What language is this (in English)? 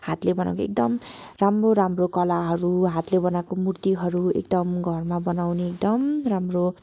Nepali